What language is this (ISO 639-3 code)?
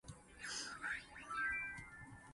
nan